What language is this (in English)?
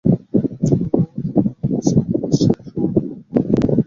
Bangla